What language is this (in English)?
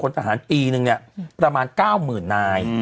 Thai